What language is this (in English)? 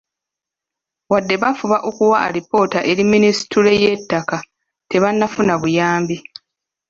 Ganda